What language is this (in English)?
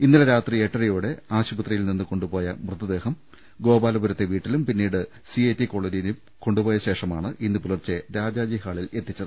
Malayalam